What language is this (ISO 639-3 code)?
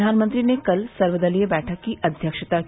hin